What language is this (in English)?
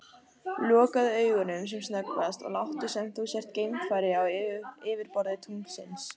Icelandic